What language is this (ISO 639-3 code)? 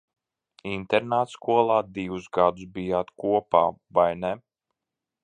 lav